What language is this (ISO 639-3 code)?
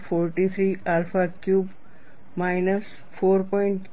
guj